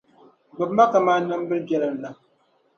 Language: Dagbani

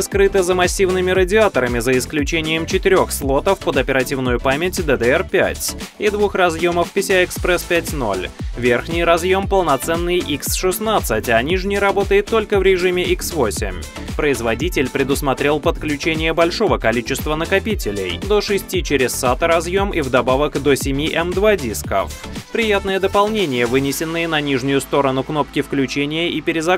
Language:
Russian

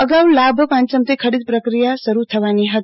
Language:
Gujarati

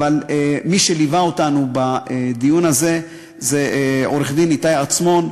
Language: Hebrew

